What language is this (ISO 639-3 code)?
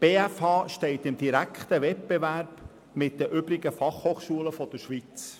gsw